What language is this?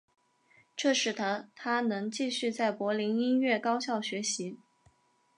Chinese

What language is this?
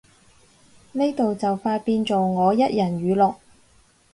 Cantonese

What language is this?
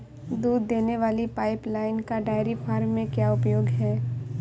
Hindi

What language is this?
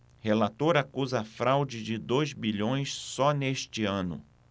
Portuguese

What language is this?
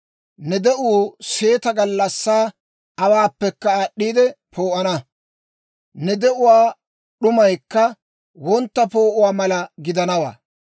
Dawro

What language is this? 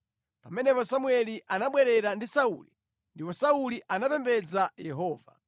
Nyanja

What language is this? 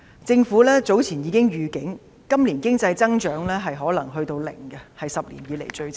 Cantonese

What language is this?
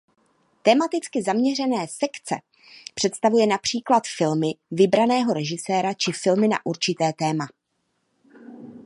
Czech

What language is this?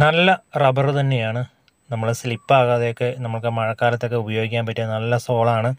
Malayalam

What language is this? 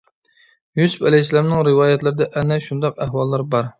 Uyghur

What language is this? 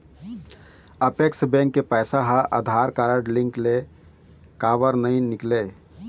Chhattisgarhi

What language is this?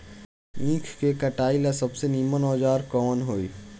Bhojpuri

